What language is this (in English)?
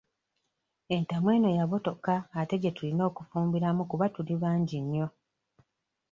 Ganda